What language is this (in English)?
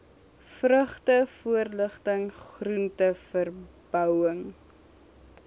Afrikaans